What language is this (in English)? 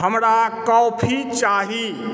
Maithili